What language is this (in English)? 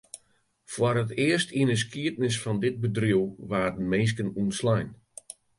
Western Frisian